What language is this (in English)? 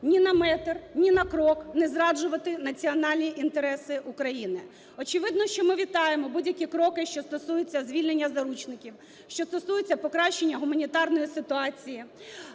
Ukrainian